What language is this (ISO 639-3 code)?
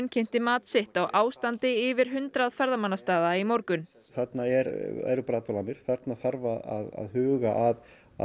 isl